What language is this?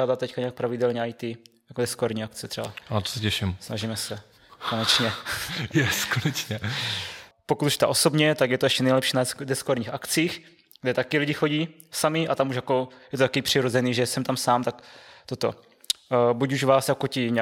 Czech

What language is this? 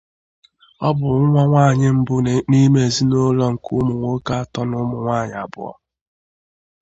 Igbo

